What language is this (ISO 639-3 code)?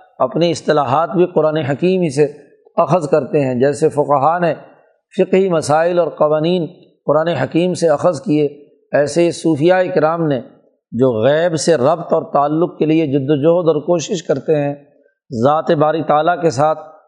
urd